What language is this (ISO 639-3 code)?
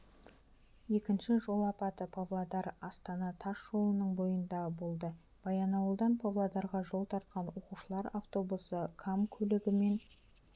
kaz